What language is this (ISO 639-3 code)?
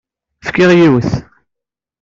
kab